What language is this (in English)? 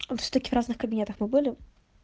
Russian